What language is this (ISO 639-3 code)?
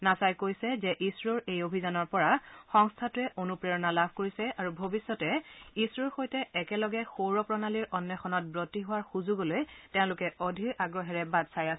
asm